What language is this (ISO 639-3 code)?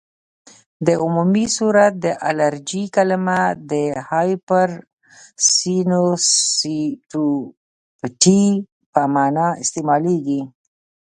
pus